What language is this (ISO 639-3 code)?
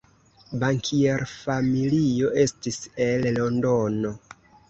epo